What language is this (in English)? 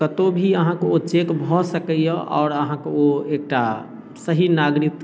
Maithili